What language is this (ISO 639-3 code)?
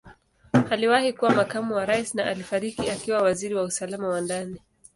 swa